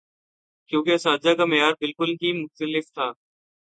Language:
Urdu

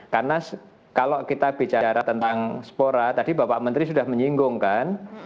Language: Indonesian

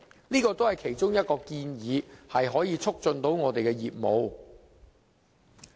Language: Cantonese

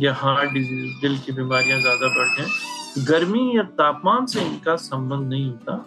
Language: Hindi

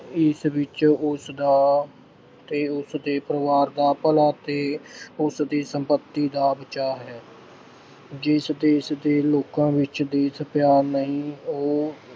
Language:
Punjabi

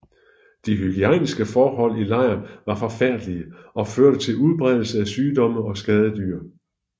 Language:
Danish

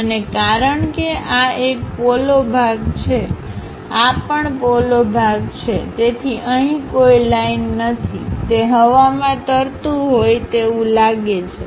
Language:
Gujarati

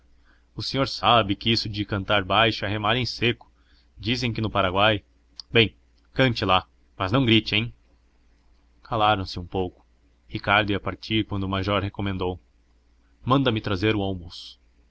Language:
Portuguese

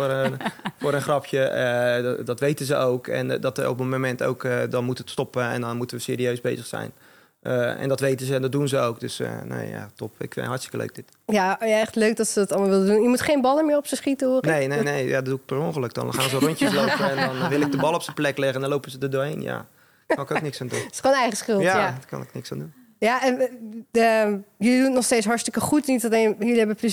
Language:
Dutch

